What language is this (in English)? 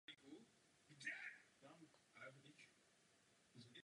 Czech